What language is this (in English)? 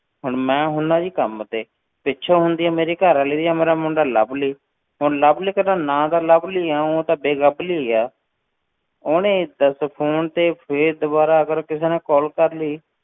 Punjabi